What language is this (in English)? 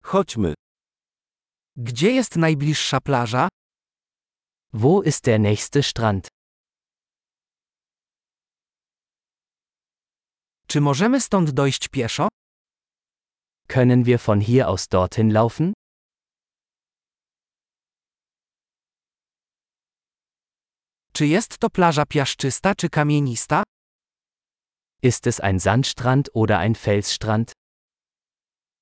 Polish